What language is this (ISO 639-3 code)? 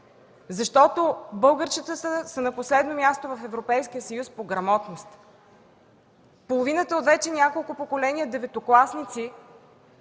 bul